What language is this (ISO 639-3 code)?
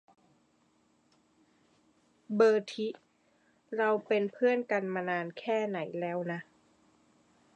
tha